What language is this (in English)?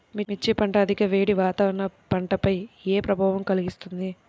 Telugu